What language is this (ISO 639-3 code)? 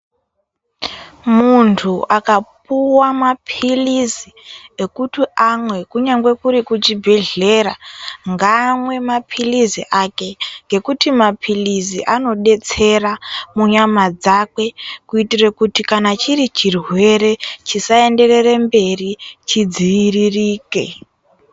ndc